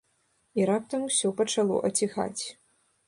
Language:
Belarusian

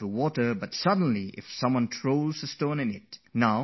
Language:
English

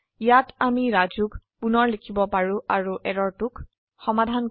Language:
Assamese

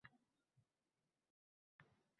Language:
Uzbek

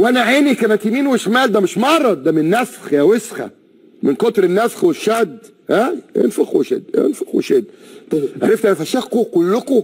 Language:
Arabic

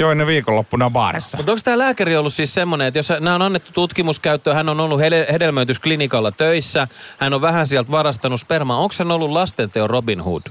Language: Finnish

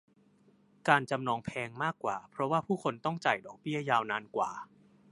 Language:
Thai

